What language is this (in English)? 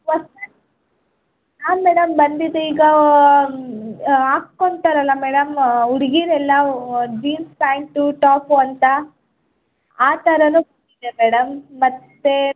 Kannada